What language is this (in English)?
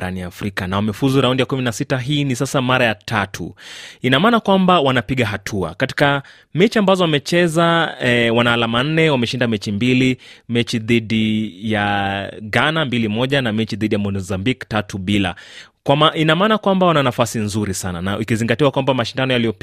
Swahili